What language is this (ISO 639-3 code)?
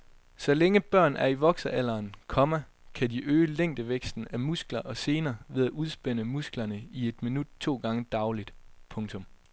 dan